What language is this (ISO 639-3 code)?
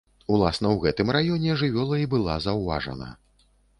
bel